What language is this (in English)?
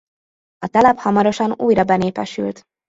Hungarian